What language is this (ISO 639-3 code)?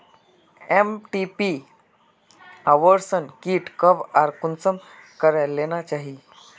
mag